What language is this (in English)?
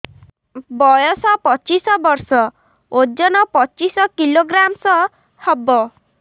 Odia